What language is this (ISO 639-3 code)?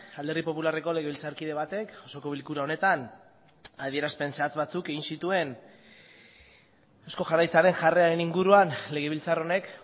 eus